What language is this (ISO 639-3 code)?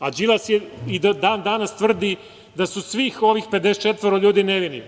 srp